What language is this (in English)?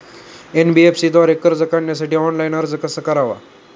Marathi